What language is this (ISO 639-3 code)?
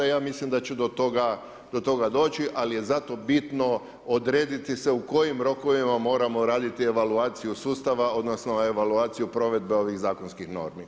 hrv